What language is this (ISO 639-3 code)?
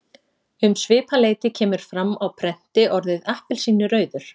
isl